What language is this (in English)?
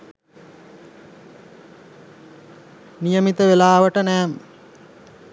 Sinhala